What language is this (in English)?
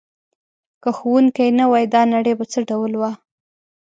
Pashto